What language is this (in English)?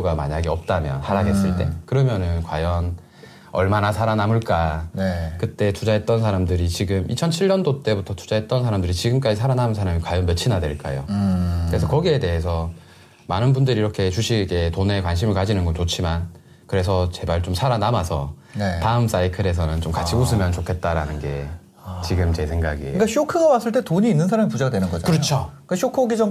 Korean